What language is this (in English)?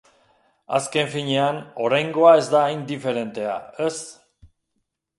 Basque